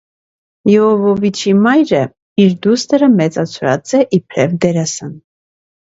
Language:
Armenian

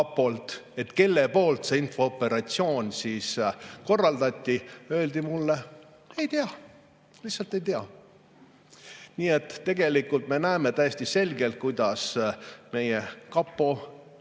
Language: Estonian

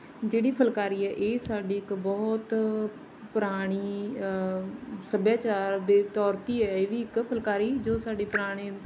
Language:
Punjabi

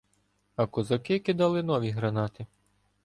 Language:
Ukrainian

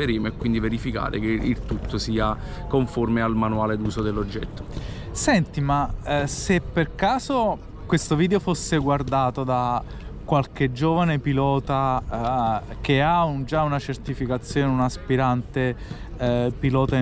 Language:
Italian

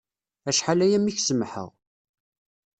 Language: Kabyle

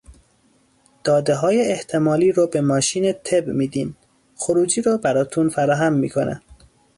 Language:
Persian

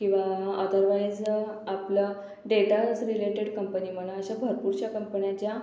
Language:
Marathi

